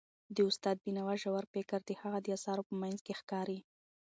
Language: Pashto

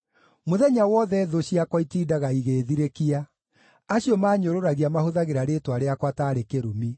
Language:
Kikuyu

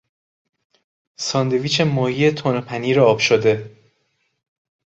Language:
Persian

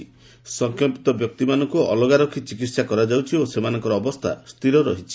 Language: Odia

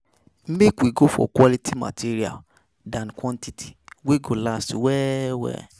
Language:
Nigerian Pidgin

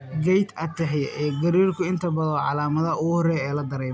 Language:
Somali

